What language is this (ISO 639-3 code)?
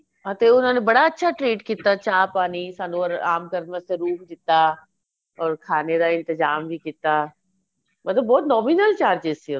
pan